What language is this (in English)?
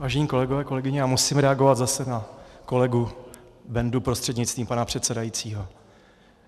Czech